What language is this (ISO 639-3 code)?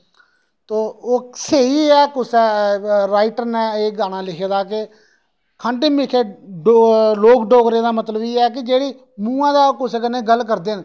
doi